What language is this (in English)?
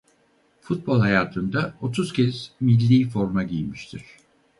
Turkish